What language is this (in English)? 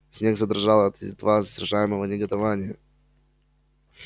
Russian